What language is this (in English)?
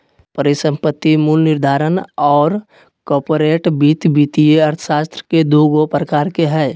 Magahi